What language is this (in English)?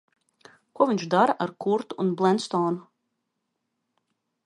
Latvian